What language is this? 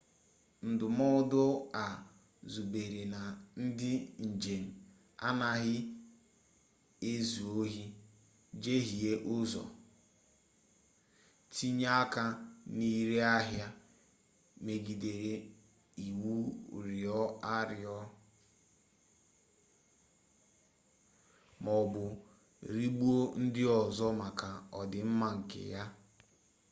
Igbo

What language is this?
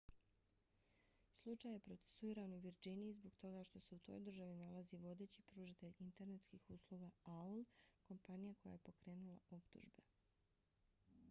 Bosnian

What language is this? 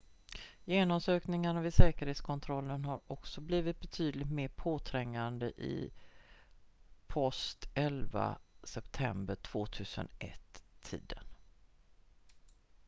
Swedish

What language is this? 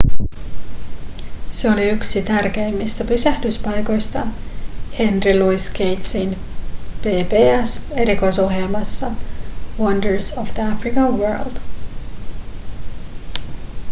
Finnish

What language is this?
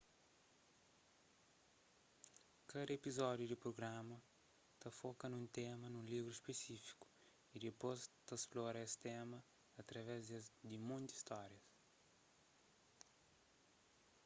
Kabuverdianu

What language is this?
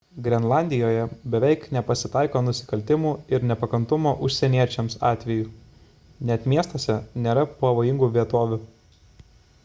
Lithuanian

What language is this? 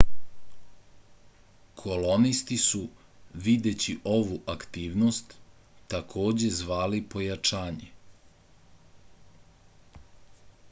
Serbian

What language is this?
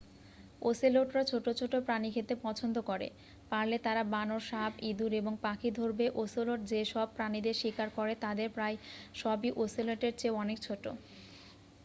Bangla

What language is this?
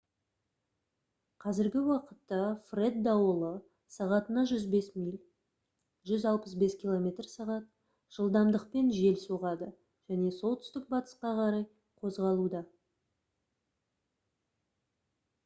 Kazakh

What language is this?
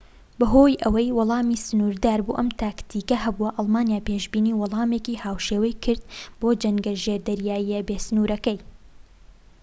Central Kurdish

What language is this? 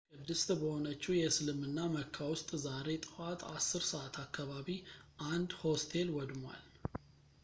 Amharic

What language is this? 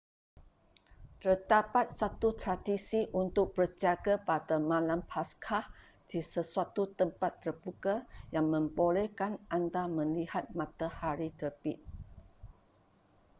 Malay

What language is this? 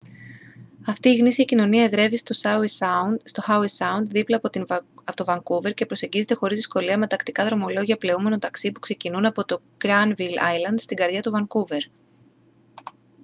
Greek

